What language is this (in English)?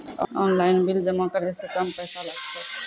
Maithili